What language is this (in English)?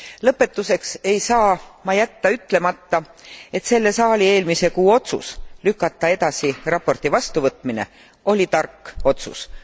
Estonian